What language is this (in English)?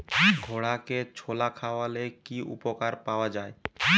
Bangla